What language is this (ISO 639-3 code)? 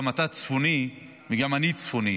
heb